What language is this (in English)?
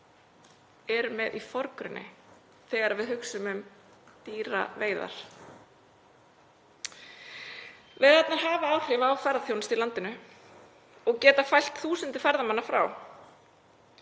Icelandic